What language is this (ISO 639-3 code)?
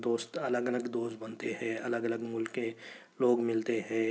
urd